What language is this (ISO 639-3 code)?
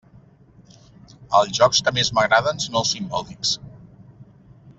cat